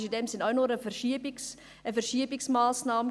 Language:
Swiss German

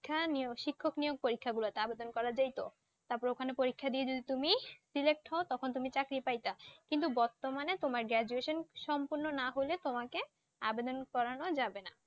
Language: Bangla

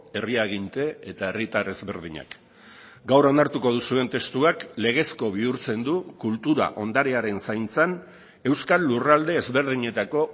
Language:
Basque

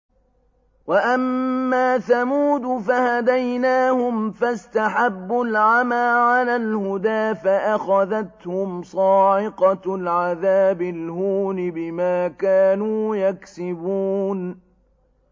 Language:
Arabic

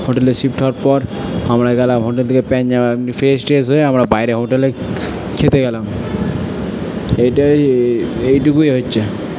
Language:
Bangla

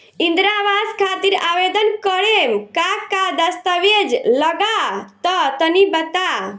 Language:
Bhojpuri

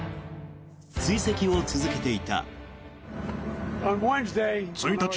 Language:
Japanese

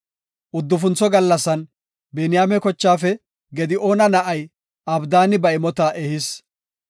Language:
Gofa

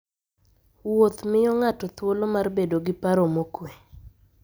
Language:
Luo (Kenya and Tanzania)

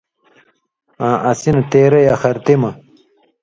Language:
Indus Kohistani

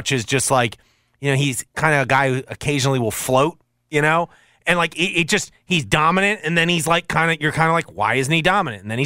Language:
English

